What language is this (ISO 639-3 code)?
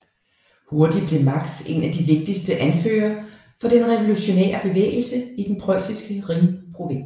dan